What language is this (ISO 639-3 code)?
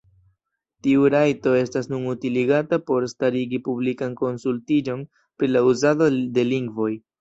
epo